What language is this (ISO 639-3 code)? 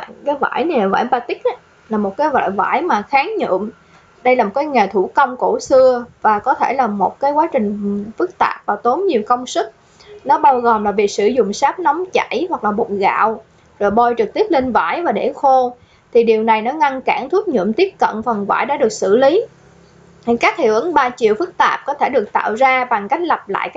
vie